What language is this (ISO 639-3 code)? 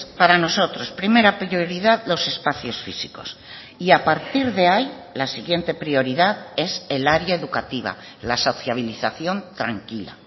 spa